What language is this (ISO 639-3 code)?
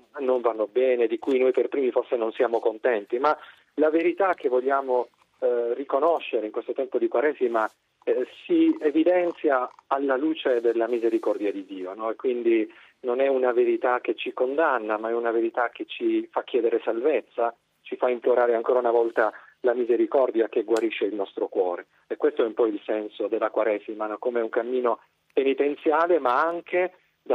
ita